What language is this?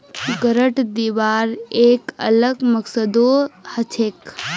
Magahi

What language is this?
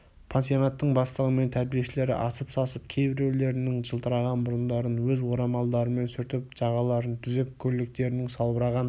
Kazakh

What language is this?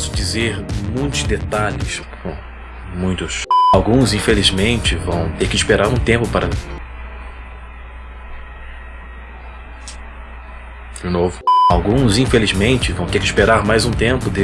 Portuguese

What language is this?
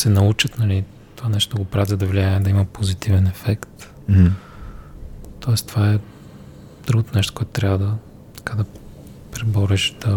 Bulgarian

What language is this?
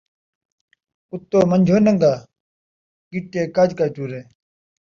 Saraiki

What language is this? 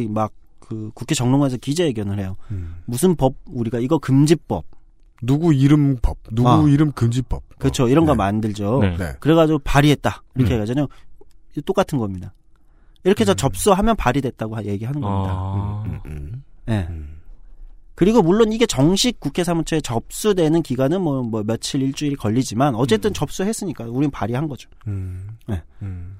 Korean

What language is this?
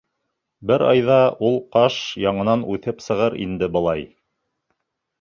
Bashkir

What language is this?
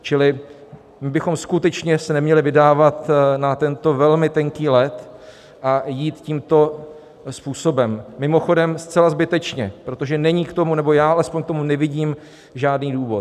Czech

